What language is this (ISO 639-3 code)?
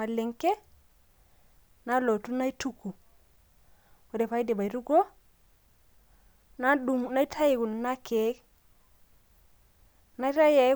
mas